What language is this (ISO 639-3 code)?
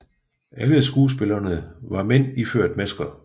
dan